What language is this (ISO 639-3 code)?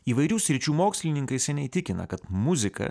lit